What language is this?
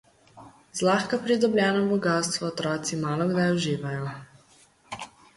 Slovenian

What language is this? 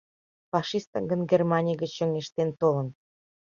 Mari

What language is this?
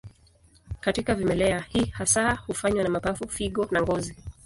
Swahili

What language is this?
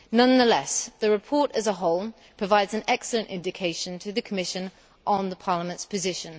English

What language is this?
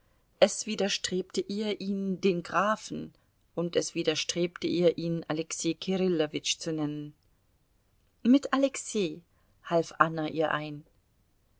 German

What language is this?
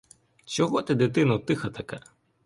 Ukrainian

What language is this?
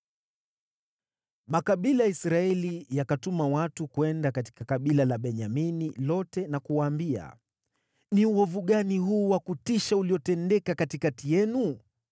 Swahili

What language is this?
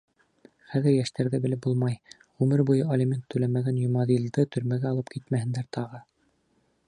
Bashkir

